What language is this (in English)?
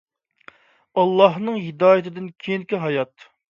Uyghur